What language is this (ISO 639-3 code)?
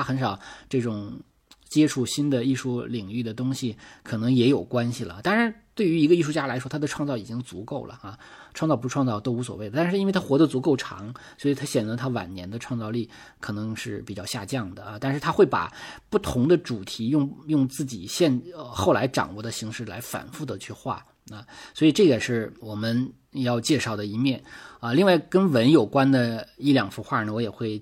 zho